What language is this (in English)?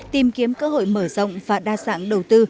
Vietnamese